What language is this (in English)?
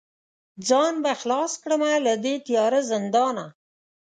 Pashto